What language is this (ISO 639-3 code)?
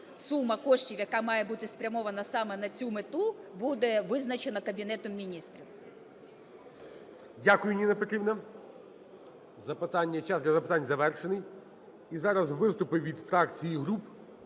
ukr